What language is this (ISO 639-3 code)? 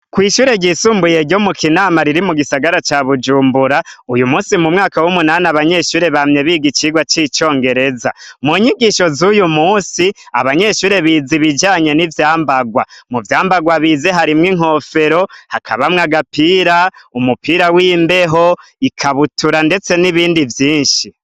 run